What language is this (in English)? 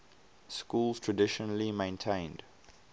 English